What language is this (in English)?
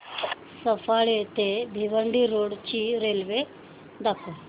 Marathi